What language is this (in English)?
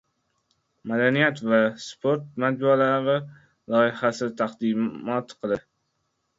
Uzbek